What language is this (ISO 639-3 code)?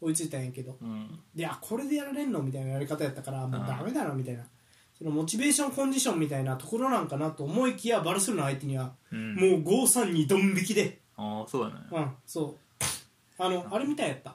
jpn